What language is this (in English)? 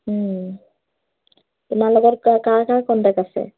Assamese